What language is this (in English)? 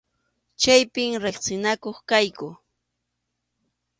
Arequipa-La Unión Quechua